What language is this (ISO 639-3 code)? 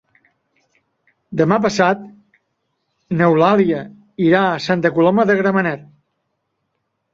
cat